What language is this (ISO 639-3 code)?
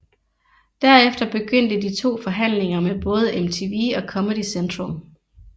dan